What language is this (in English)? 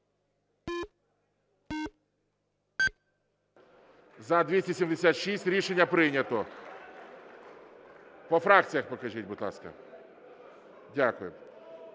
Ukrainian